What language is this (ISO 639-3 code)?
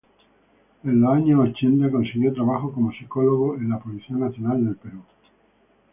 spa